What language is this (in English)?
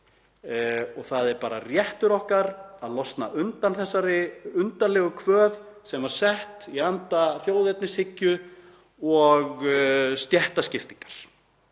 Icelandic